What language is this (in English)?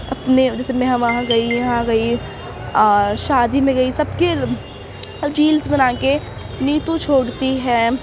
Urdu